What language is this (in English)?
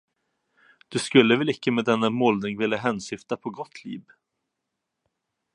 Swedish